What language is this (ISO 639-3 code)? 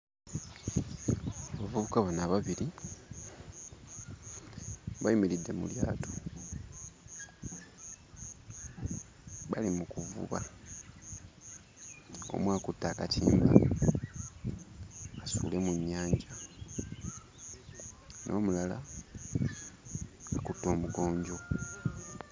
lug